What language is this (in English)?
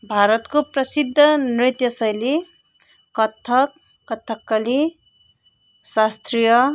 Nepali